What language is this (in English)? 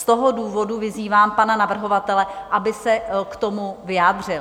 Czech